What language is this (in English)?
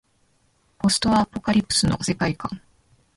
Japanese